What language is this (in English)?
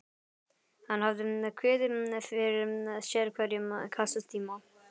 Icelandic